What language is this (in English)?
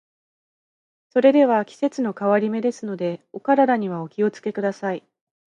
Japanese